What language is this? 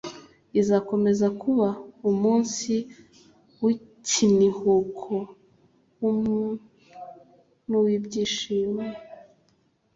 Kinyarwanda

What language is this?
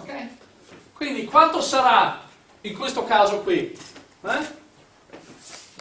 Italian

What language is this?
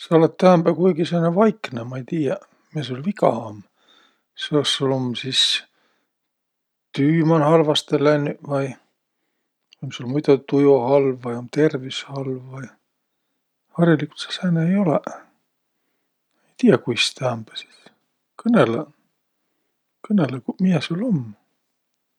Võro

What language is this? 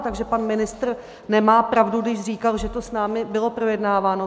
Czech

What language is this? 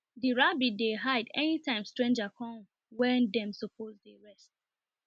Nigerian Pidgin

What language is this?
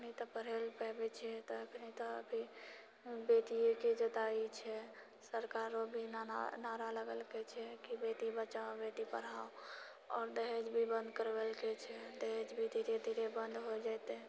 Maithili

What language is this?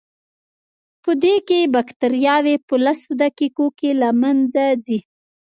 Pashto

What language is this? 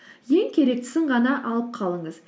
Kazakh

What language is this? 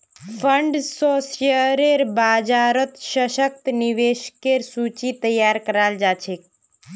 Magahi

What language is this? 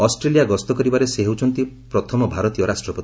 Odia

